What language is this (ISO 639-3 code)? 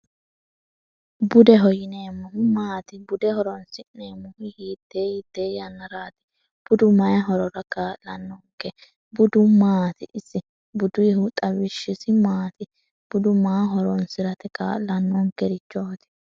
sid